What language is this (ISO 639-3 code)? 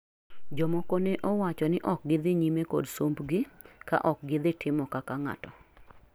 luo